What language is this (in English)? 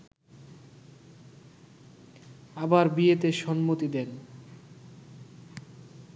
Bangla